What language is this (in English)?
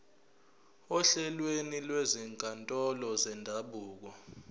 Zulu